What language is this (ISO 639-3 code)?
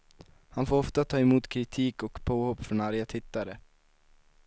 swe